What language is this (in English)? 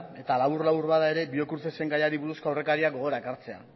Basque